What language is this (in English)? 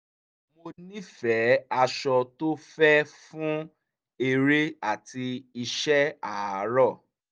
Yoruba